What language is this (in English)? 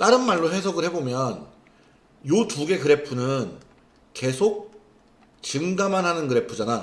Korean